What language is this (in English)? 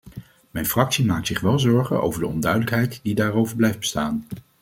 Dutch